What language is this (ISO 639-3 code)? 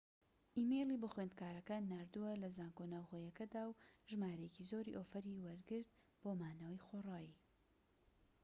ckb